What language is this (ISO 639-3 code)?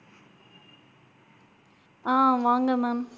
tam